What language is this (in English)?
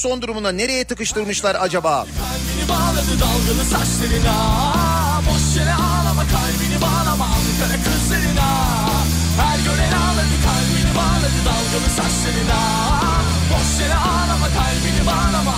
Turkish